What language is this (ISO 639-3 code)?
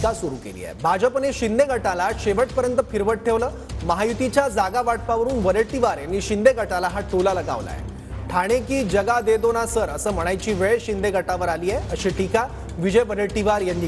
mar